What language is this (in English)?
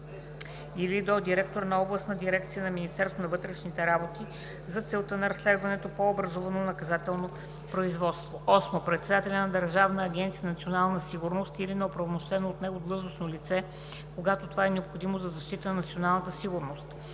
Bulgarian